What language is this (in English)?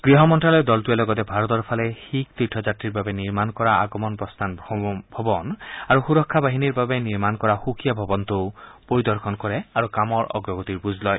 Assamese